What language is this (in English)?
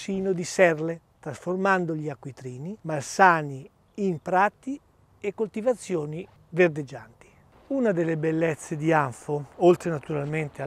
Italian